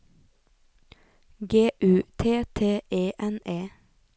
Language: Norwegian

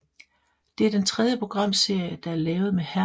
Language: Danish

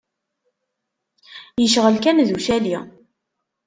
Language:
Kabyle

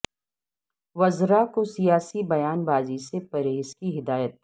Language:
Urdu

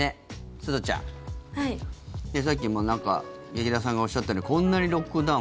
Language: Japanese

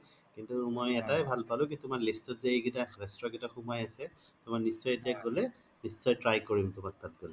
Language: Assamese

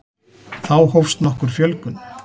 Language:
Icelandic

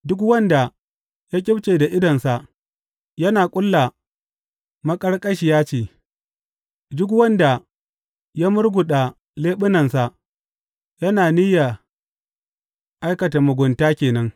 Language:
Hausa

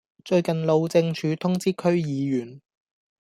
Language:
Cantonese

